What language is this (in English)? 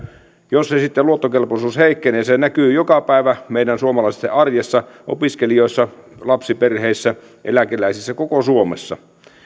Finnish